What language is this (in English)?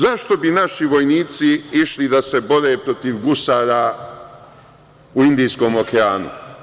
Serbian